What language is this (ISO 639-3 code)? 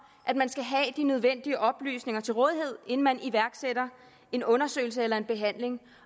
dan